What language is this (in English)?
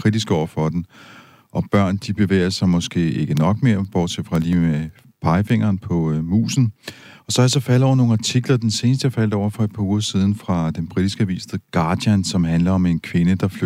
Danish